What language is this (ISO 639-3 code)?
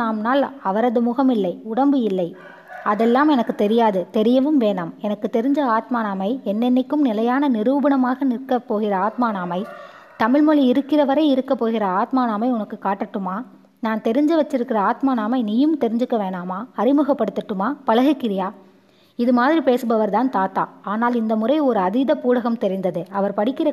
tam